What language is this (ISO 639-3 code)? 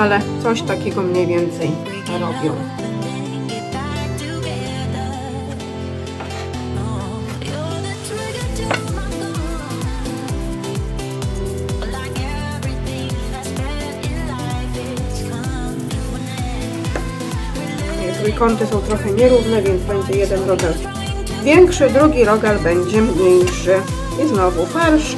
pol